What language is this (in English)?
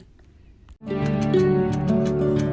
Vietnamese